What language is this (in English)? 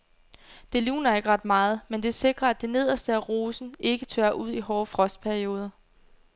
Danish